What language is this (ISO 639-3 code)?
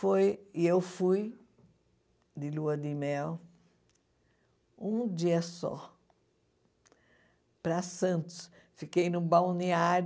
por